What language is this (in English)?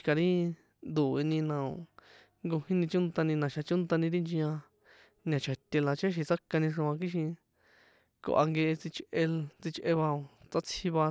San Juan Atzingo Popoloca